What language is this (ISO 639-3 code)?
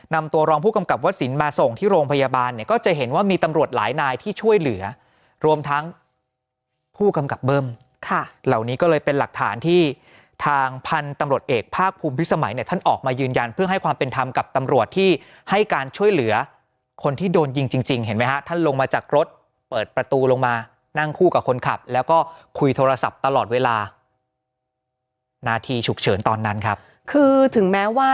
tha